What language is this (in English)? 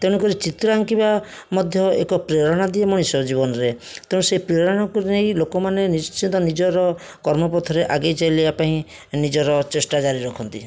Odia